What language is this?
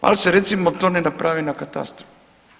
Croatian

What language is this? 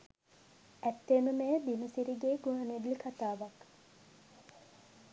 Sinhala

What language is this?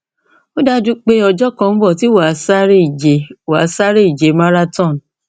Yoruba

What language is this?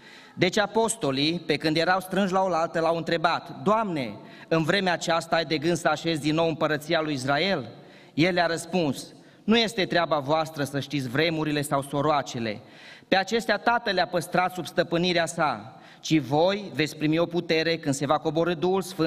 Romanian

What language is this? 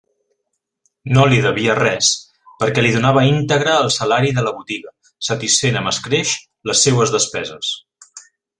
Catalan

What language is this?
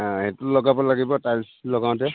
Assamese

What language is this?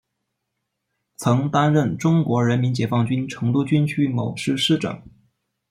Chinese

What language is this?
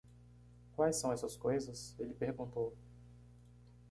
Portuguese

